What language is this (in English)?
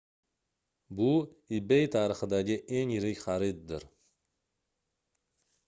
Uzbek